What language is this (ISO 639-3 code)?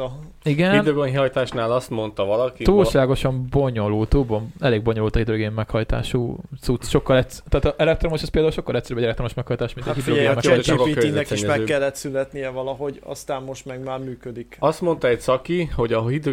hun